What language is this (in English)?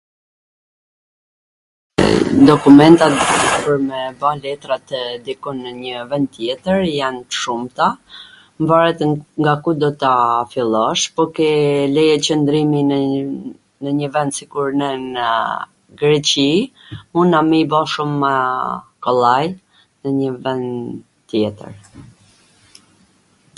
Gheg Albanian